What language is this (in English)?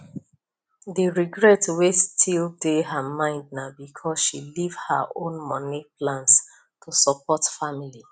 Nigerian Pidgin